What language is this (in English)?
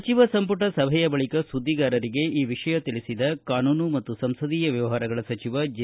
Kannada